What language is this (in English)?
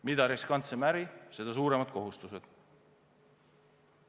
Estonian